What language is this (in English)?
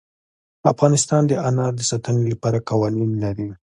Pashto